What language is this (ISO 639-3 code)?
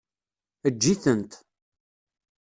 kab